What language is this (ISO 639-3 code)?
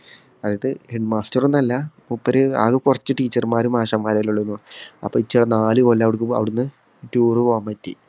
mal